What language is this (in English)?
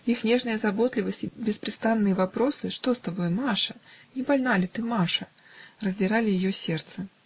Russian